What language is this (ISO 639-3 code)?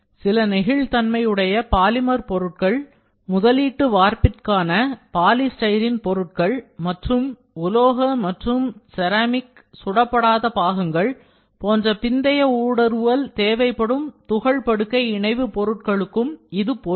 tam